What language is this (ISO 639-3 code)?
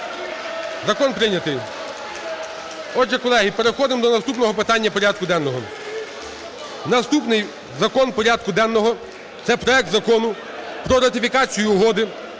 ukr